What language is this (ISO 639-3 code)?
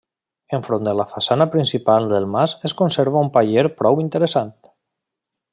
cat